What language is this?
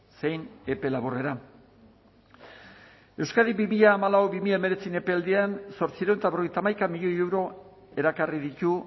Basque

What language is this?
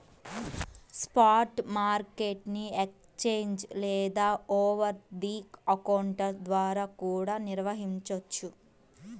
Telugu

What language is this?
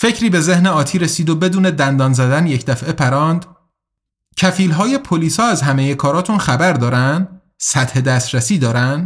Persian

